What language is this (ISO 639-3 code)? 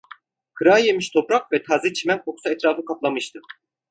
tur